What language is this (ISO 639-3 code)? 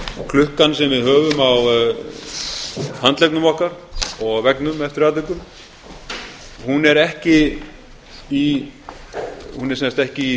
isl